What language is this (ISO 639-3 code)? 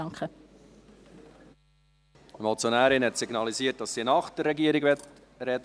gsw